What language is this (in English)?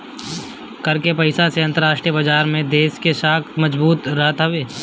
Bhojpuri